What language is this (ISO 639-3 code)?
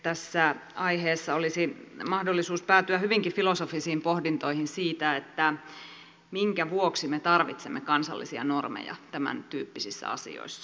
fin